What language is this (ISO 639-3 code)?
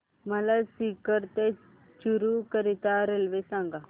mar